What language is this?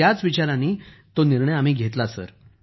Marathi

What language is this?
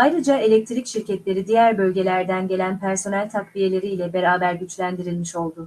Turkish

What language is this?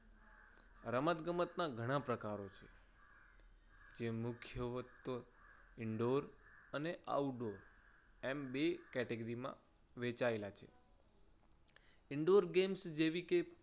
Gujarati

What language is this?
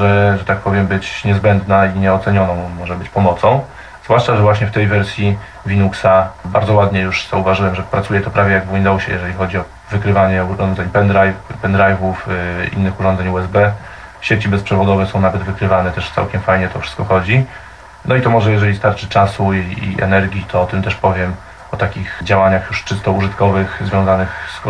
Polish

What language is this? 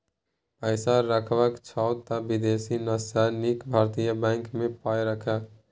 Maithili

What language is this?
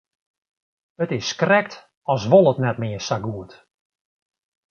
Western Frisian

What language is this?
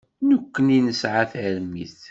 Kabyle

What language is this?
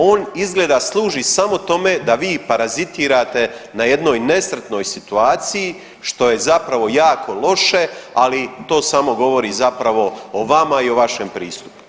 Croatian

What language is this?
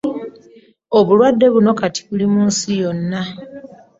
Ganda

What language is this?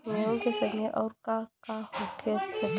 Bhojpuri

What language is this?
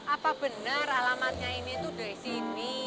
Indonesian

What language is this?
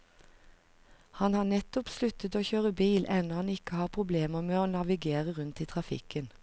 Norwegian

